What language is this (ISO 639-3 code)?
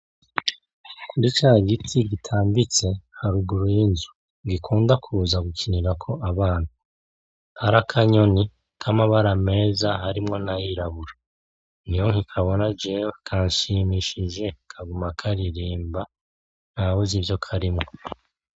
run